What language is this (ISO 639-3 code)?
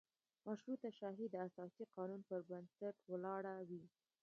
pus